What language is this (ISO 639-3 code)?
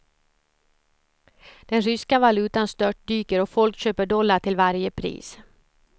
swe